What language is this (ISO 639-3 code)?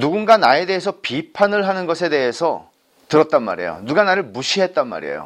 kor